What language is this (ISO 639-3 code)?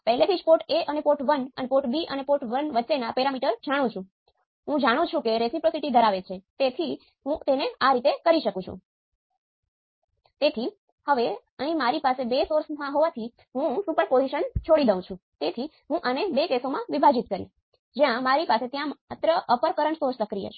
guj